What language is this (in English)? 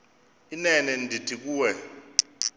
Xhosa